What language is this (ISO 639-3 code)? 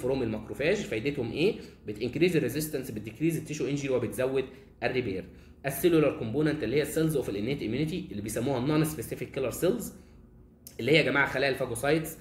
ara